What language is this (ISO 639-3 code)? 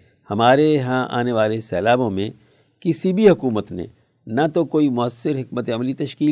urd